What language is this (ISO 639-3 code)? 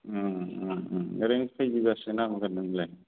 brx